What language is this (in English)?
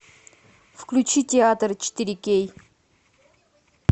Russian